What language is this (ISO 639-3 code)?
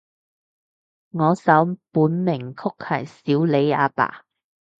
yue